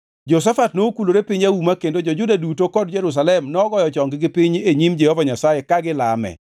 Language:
Luo (Kenya and Tanzania)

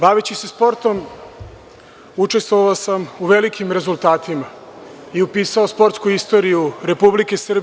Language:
Serbian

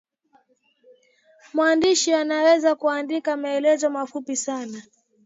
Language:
Swahili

